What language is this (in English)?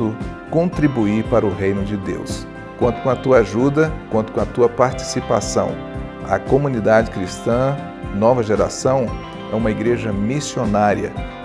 Portuguese